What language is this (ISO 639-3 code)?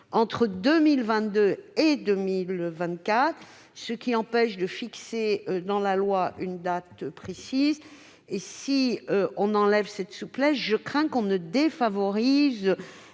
fra